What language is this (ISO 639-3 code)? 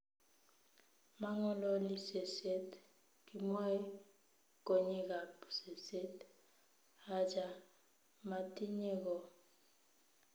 kln